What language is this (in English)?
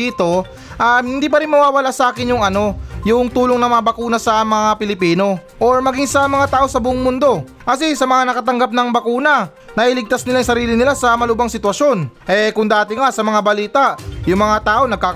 Filipino